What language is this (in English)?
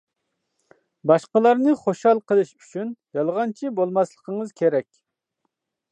Uyghur